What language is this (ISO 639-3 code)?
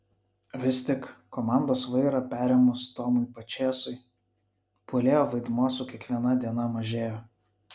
lit